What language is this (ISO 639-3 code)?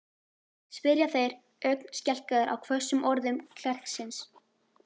isl